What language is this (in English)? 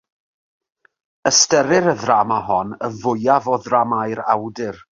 Welsh